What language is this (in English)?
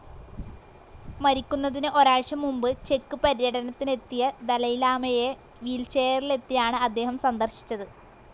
Malayalam